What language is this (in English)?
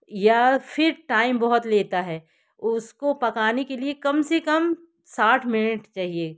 Hindi